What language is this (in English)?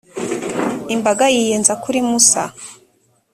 Kinyarwanda